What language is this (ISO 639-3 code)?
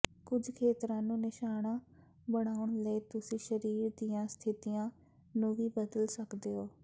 pan